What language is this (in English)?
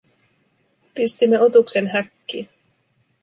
Finnish